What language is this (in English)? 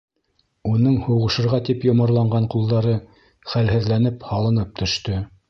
Bashkir